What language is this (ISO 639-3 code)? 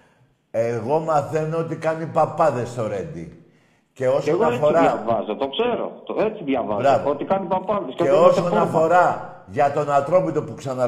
ell